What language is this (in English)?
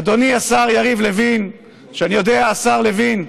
Hebrew